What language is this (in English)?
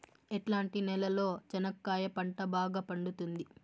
Telugu